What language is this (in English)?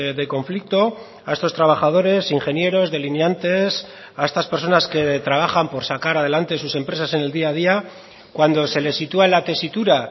Spanish